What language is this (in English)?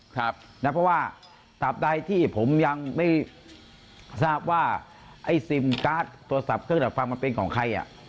Thai